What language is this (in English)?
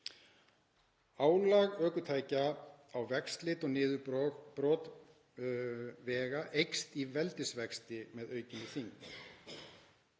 Icelandic